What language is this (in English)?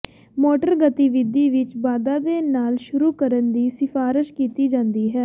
Punjabi